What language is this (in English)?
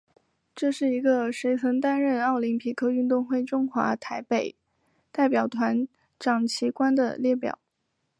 Chinese